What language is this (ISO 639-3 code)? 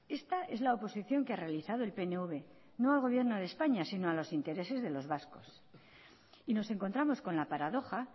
spa